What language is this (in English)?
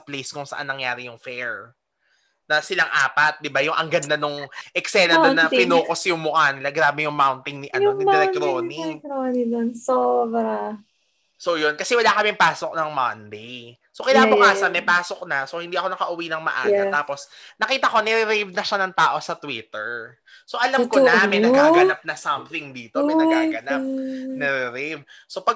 Filipino